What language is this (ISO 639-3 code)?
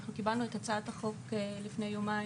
heb